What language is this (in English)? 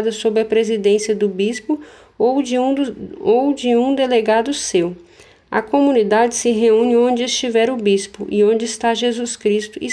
Portuguese